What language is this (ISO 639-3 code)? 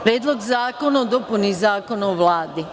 srp